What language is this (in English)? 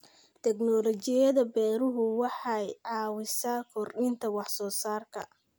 Somali